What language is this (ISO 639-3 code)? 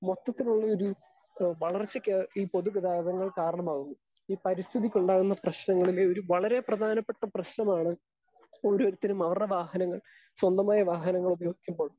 mal